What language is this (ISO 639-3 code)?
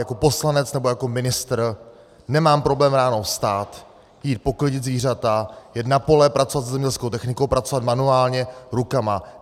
ces